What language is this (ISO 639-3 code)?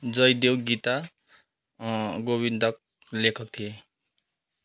nep